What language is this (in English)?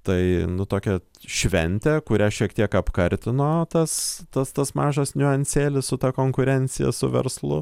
Lithuanian